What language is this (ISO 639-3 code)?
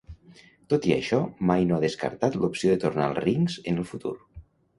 cat